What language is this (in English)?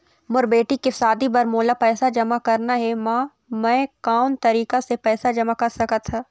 Chhattisgarhi